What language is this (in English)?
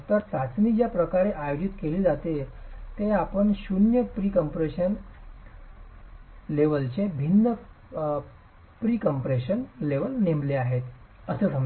Marathi